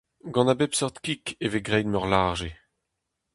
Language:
Breton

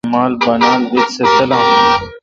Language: Kalkoti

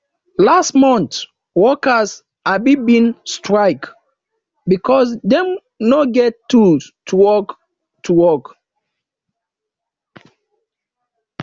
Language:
Nigerian Pidgin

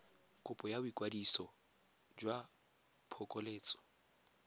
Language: Tswana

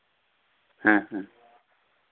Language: Santali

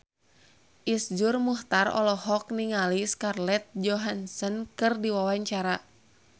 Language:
Sundanese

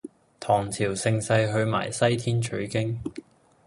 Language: Cantonese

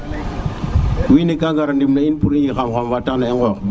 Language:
Serer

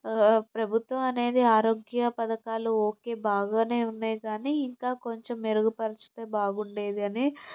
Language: Telugu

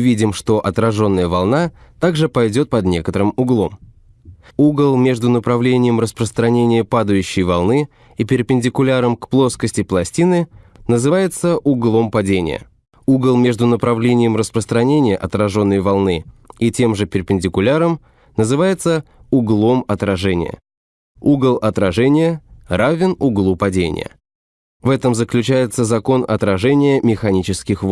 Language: Russian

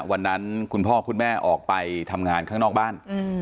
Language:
Thai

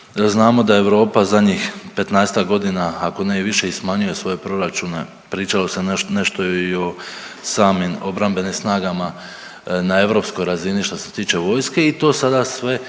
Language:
Croatian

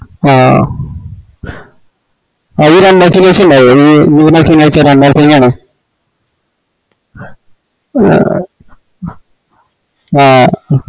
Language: Malayalam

